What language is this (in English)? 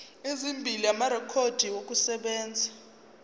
Zulu